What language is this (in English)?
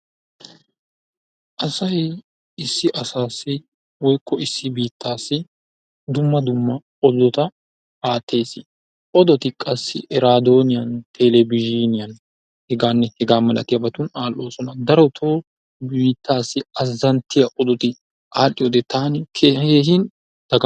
Wolaytta